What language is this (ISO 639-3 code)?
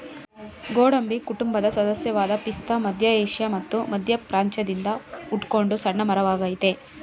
kan